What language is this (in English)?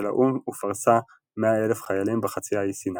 Hebrew